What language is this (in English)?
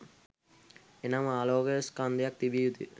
Sinhala